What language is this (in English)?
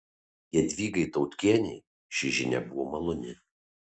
Lithuanian